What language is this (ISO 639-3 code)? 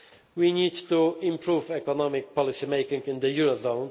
eng